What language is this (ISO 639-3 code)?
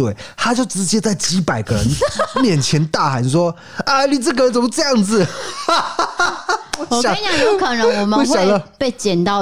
zho